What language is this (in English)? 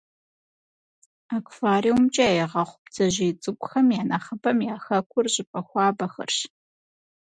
Kabardian